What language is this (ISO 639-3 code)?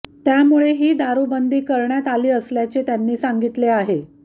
mar